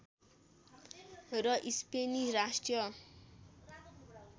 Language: Nepali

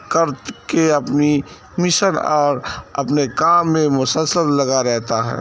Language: Urdu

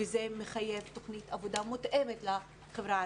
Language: Hebrew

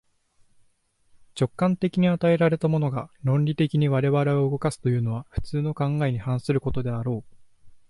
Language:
Japanese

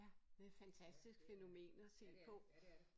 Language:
Danish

